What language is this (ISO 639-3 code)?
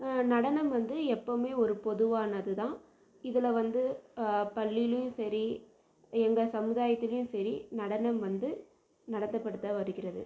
tam